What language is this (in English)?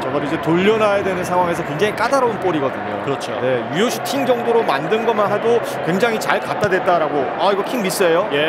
Korean